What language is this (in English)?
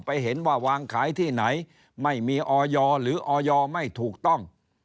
Thai